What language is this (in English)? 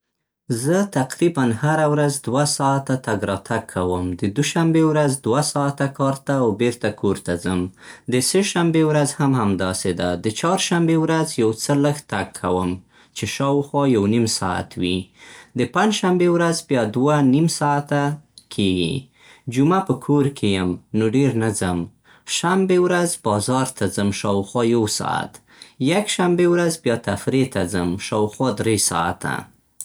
Central Pashto